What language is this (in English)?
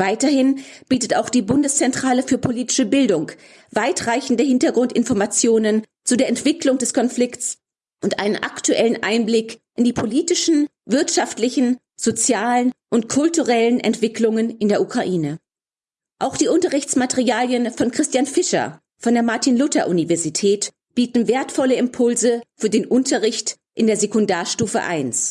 German